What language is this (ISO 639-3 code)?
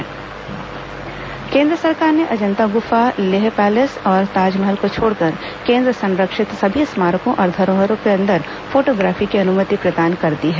hin